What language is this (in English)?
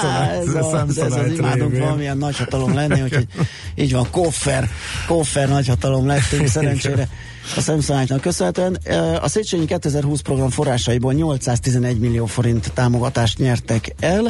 Hungarian